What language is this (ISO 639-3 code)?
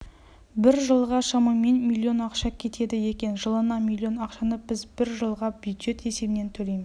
kaz